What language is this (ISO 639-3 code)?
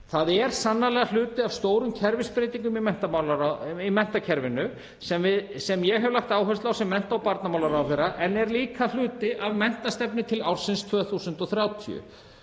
isl